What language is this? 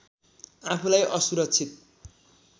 Nepali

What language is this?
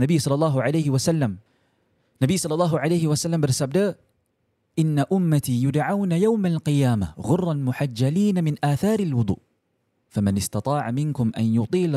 Malay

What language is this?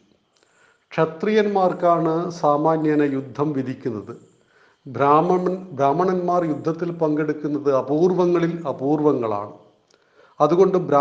Malayalam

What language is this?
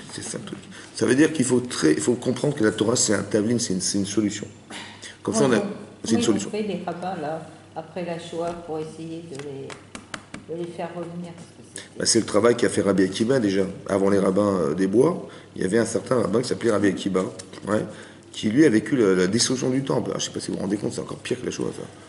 French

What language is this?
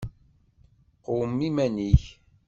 Kabyle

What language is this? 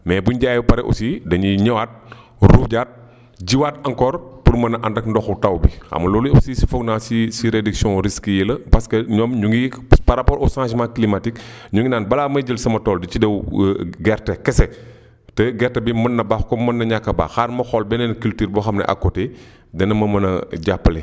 Wolof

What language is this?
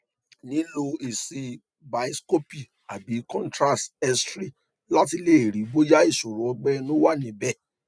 Yoruba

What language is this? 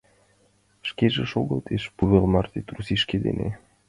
Mari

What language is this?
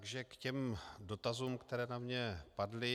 Czech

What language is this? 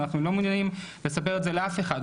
Hebrew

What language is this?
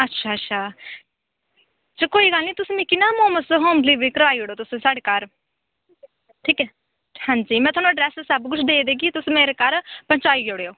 Dogri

